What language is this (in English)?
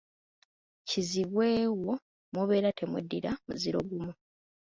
Ganda